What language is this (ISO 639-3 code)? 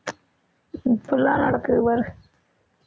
tam